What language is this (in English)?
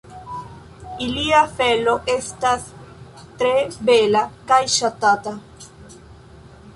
Esperanto